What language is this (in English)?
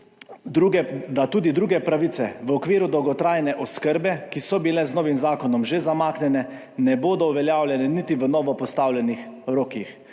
Slovenian